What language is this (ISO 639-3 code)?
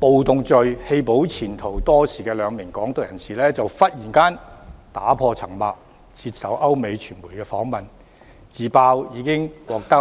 yue